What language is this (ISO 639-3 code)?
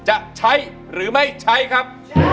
tha